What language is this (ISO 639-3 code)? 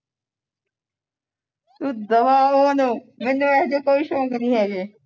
pan